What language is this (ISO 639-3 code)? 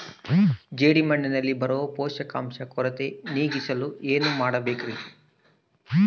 kan